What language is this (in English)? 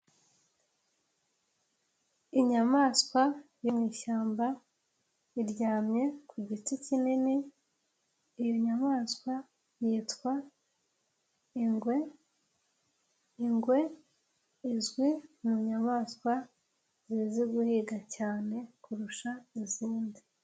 Kinyarwanda